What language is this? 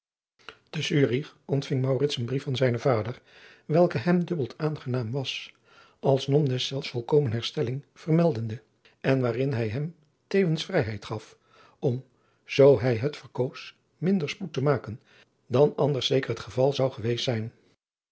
Dutch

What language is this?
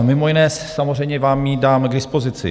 Czech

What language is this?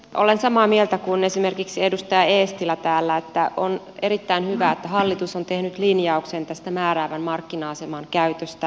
Finnish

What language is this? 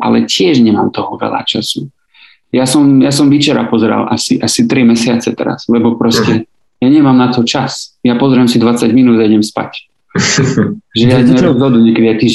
Slovak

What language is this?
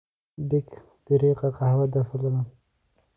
Somali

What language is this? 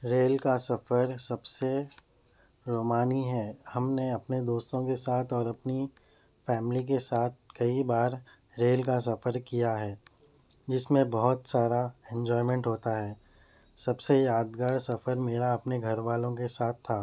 Urdu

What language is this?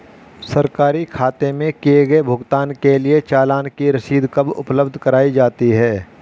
Hindi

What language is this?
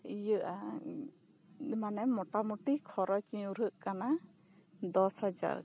Santali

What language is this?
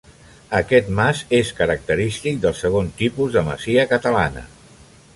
Catalan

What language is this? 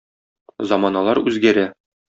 Tatar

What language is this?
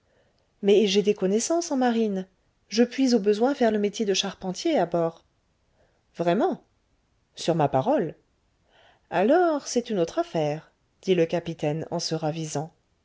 French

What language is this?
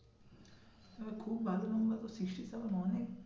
Bangla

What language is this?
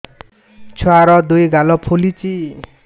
Odia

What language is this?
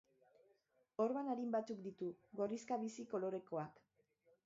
Basque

